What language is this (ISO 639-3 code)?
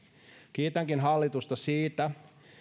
fin